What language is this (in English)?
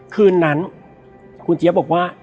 Thai